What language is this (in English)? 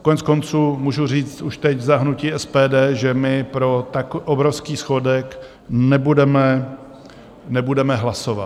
Czech